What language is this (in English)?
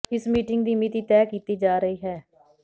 Punjabi